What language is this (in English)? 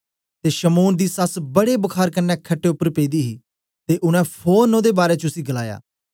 Dogri